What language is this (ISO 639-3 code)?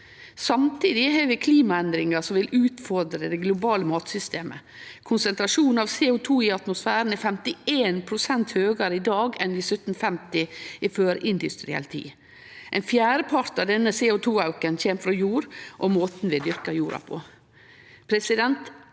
nor